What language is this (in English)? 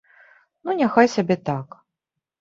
Belarusian